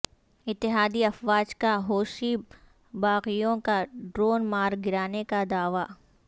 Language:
Urdu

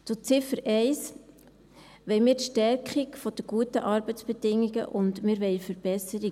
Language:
Swiss German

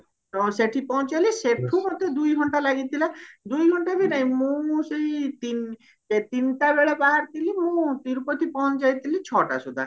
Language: Odia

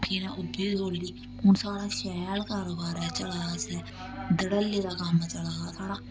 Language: Dogri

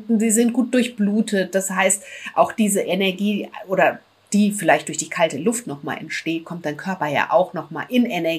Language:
German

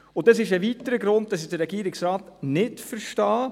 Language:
Swiss German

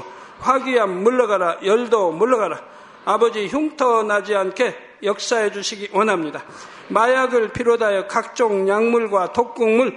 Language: Korean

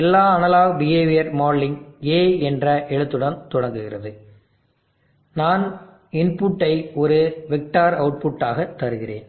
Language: Tamil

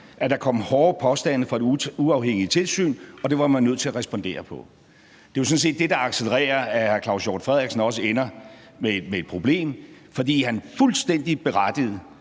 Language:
Danish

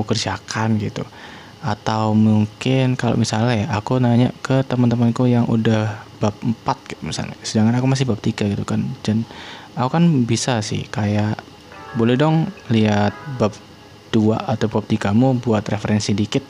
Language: Indonesian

